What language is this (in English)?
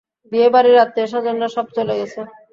Bangla